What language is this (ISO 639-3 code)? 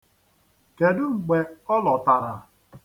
ibo